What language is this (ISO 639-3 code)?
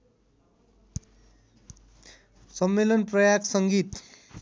nep